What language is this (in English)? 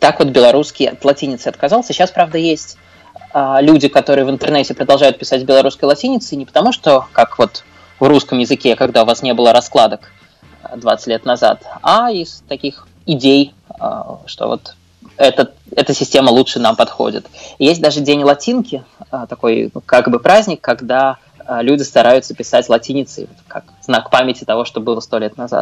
Russian